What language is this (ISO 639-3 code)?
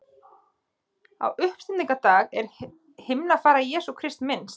isl